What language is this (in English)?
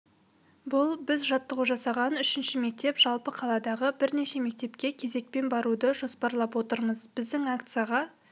Kazakh